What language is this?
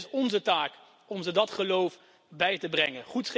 Dutch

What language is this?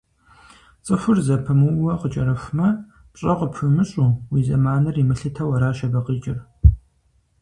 Kabardian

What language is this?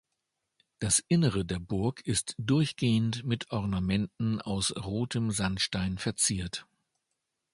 German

